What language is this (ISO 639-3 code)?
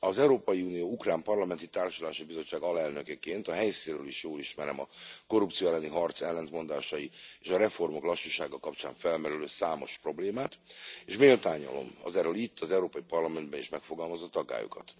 hun